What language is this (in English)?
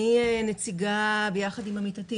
Hebrew